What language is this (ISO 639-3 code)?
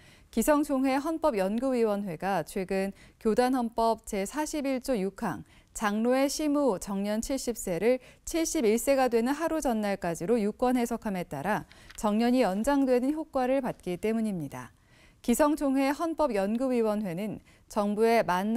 kor